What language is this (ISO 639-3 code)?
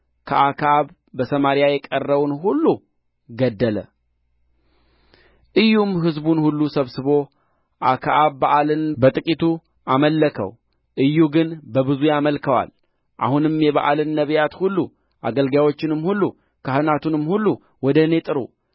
amh